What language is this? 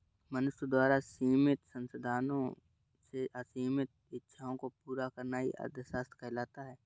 Hindi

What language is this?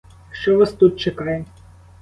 Ukrainian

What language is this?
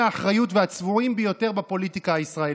Hebrew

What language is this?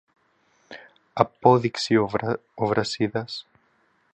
Greek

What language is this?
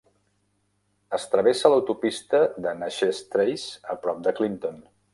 Catalan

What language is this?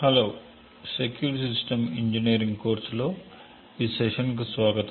Telugu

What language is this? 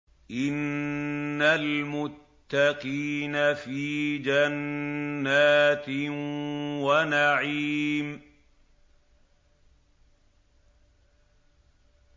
Arabic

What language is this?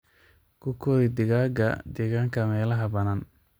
Somali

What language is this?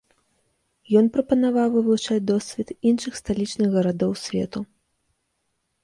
Belarusian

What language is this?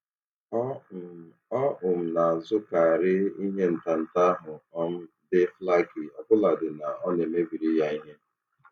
Igbo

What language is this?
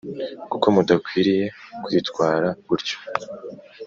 Kinyarwanda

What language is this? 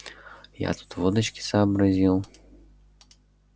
Russian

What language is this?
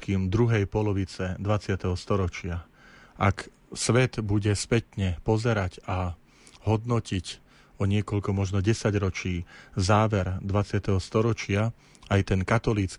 Slovak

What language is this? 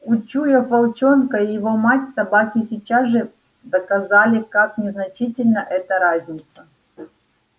Russian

